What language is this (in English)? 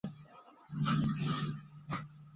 Chinese